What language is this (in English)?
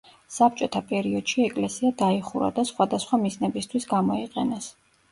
Georgian